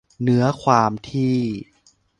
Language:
Thai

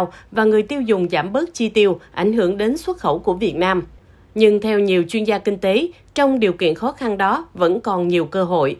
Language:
Vietnamese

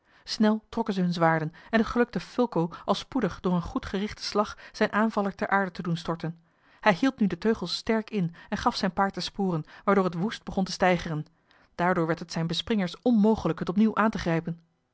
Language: Dutch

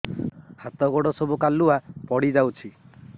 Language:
Odia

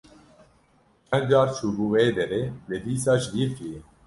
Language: Kurdish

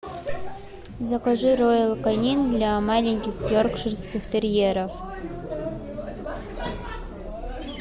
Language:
Russian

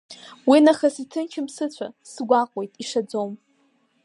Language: Abkhazian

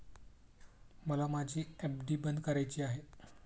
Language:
Marathi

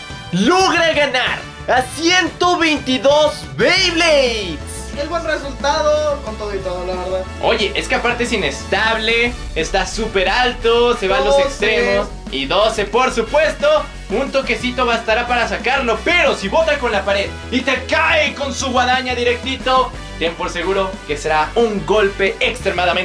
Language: Spanish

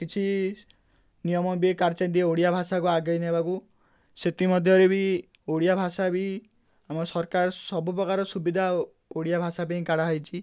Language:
Odia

